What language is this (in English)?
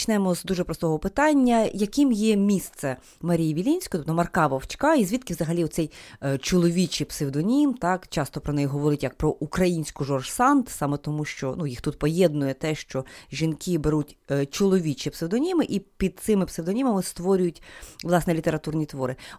Ukrainian